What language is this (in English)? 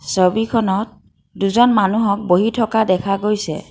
Assamese